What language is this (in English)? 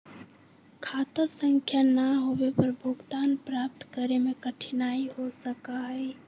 Magahi